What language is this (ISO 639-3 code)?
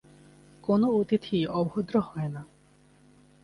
ben